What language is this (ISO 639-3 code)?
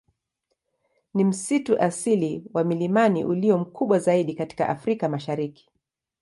swa